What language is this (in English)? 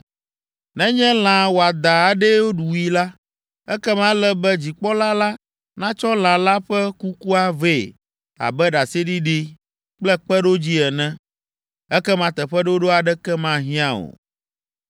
Ewe